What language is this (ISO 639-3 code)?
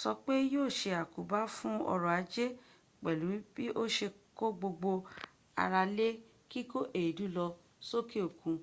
yor